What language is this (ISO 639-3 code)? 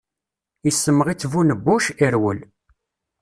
kab